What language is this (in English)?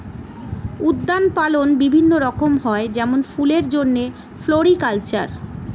Bangla